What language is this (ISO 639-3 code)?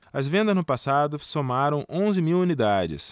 por